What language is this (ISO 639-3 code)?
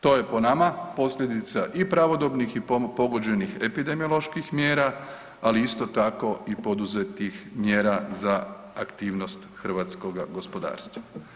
hrv